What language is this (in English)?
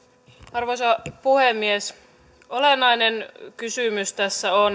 Finnish